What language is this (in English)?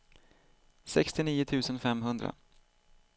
Swedish